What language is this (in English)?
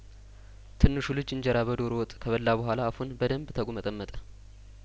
Amharic